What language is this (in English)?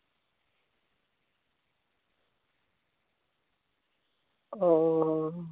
Santali